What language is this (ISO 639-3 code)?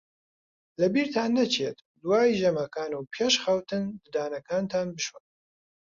ckb